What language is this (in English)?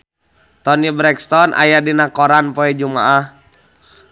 Sundanese